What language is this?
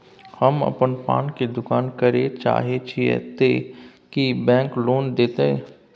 Maithili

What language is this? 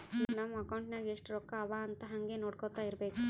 Kannada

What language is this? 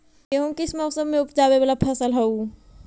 Magahi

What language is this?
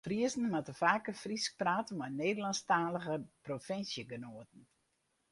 Western Frisian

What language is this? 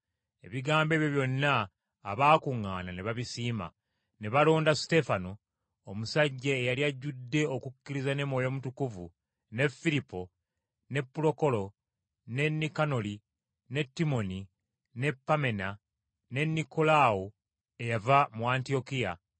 Ganda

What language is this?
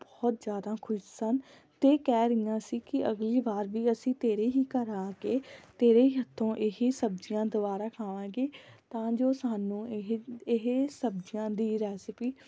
Punjabi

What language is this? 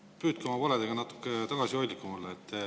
Estonian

